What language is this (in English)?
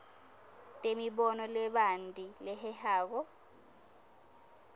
Swati